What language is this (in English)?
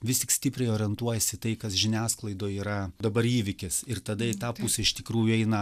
Lithuanian